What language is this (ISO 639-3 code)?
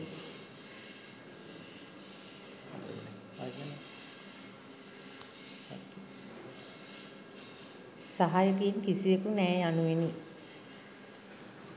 sin